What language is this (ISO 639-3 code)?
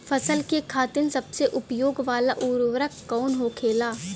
bho